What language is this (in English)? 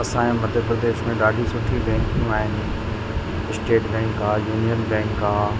Sindhi